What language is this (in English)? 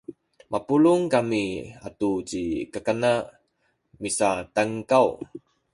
Sakizaya